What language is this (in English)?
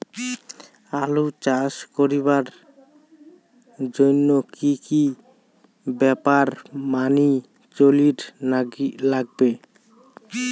Bangla